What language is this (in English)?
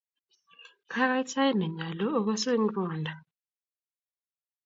Kalenjin